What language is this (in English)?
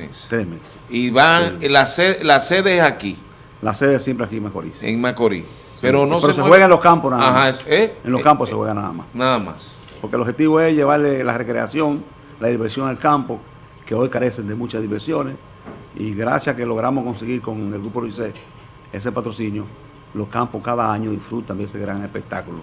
Spanish